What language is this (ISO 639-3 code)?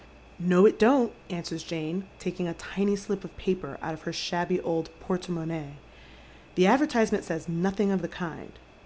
eng